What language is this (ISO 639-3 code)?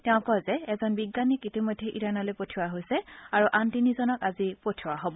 asm